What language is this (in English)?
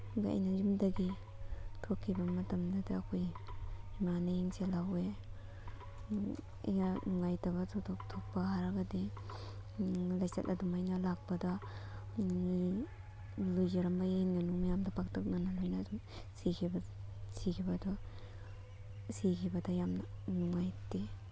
Manipuri